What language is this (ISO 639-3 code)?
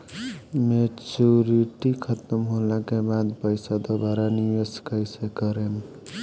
bho